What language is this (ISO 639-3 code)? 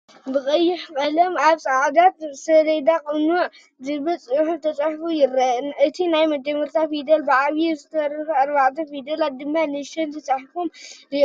tir